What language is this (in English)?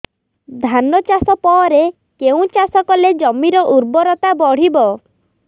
Odia